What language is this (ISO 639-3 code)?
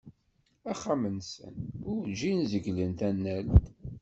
kab